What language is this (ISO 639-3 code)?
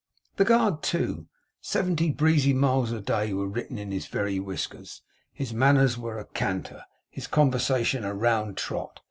eng